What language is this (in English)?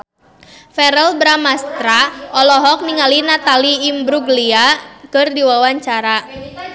Sundanese